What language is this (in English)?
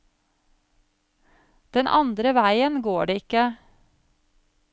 Norwegian